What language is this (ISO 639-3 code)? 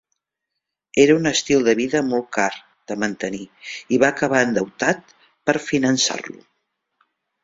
cat